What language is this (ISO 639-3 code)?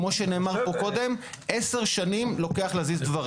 heb